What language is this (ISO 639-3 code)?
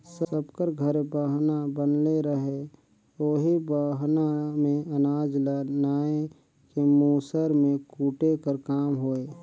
hne